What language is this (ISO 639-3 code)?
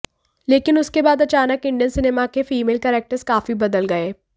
hin